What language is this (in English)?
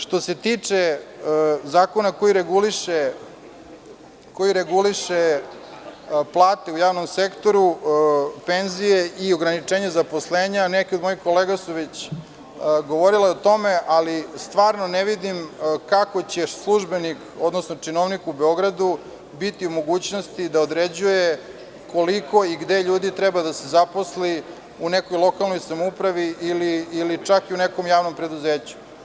Serbian